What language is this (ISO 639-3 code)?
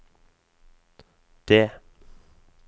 nor